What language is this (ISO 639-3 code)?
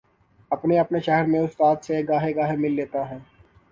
urd